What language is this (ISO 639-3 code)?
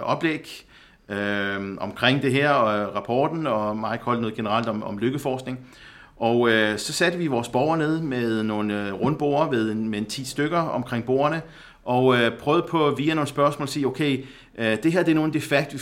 dan